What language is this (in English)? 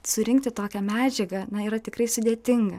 Lithuanian